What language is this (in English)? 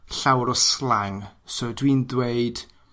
Welsh